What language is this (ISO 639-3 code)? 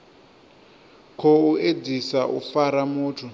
ven